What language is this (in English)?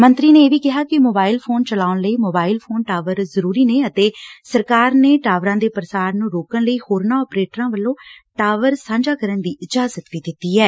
Punjabi